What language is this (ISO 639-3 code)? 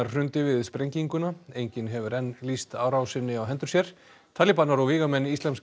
isl